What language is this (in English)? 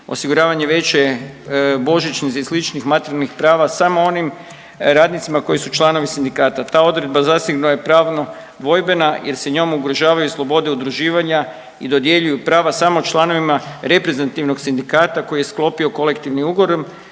Croatian